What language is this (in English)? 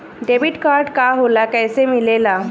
Bhojpuri